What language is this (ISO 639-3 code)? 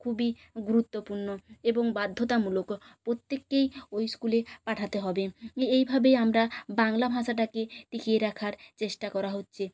ben